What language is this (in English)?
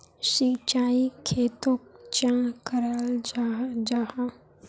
Magahi